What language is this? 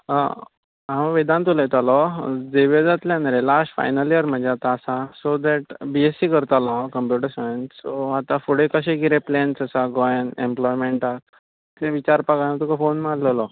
Konkani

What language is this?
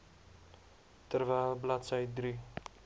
Afrikaans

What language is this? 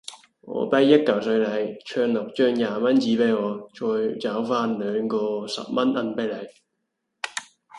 Cantonese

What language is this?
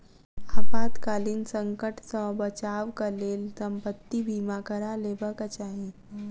Maithili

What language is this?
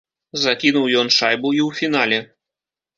Belarusian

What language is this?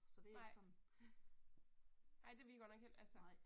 Danish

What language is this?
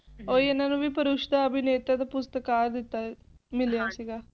Punjabi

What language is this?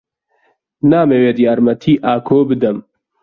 Central Kurdish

